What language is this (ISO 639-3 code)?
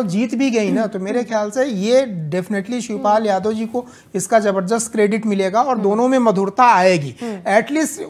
hin